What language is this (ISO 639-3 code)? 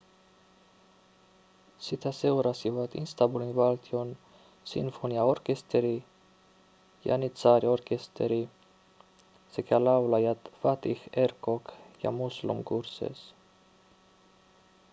fin